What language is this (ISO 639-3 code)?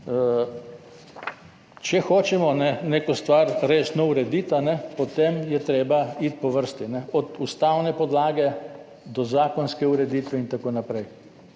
slv